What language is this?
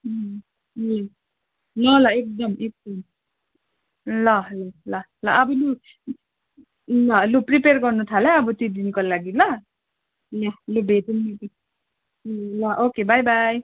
Nepali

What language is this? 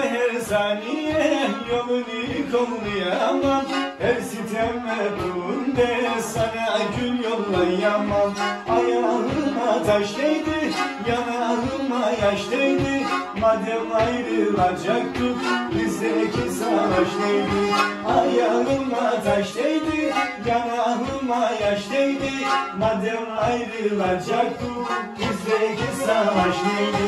Turkish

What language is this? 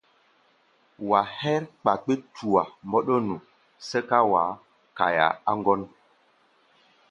Gbaya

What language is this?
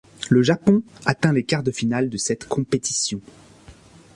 French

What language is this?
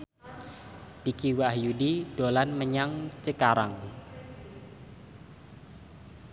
Javanese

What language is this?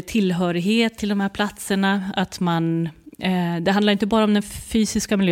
Swedish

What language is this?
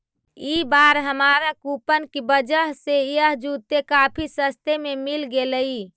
Magahi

